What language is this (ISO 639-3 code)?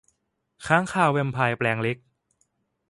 tha